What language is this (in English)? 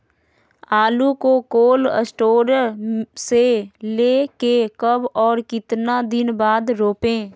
Magahi